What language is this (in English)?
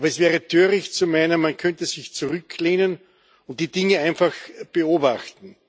German